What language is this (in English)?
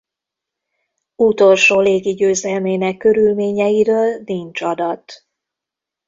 Hungarian